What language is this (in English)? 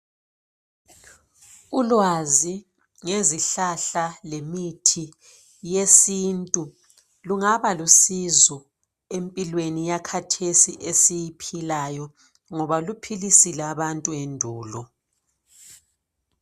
North Ndebele